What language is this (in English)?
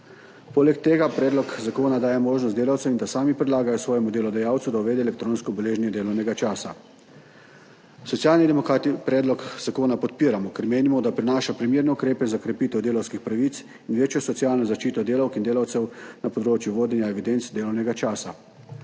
Slovenian